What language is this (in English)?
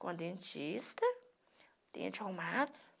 Portuguese